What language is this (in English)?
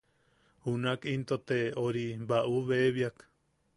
Yaqui